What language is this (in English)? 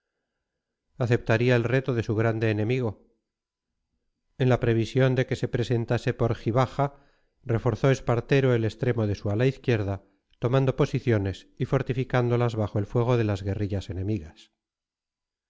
Spanish